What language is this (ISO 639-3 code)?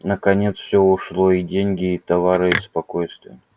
rus